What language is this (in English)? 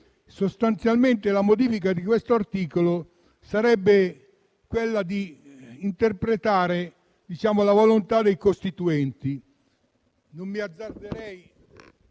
Italian